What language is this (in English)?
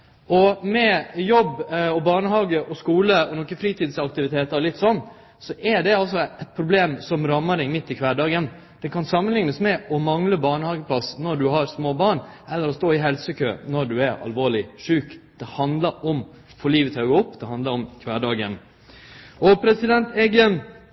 Norwegian Nynorsk